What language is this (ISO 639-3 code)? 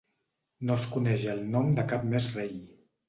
cat